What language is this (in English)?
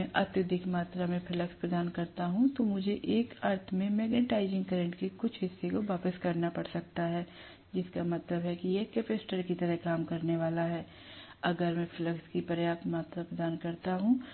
Hindi